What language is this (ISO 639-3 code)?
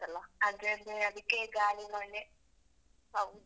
kan